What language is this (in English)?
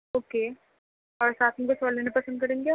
Urdu